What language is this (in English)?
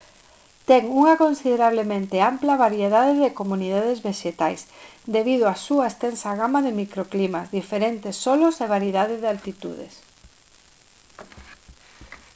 Galician